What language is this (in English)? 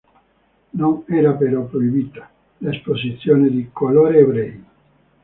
Italian